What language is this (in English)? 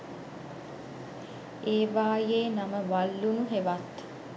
Sinhala